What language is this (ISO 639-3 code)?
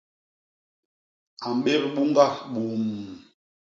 bas